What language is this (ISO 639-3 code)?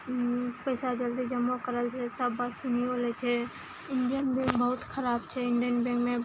mai